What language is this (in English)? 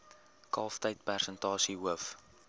Afrikaans